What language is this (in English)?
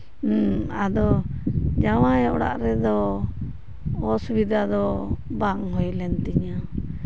Santali